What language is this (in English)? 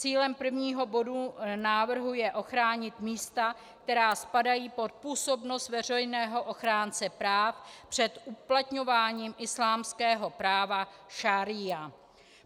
Czech